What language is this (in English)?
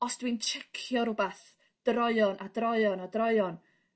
Welsh